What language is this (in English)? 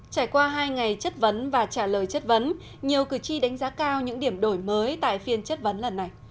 Vietnamese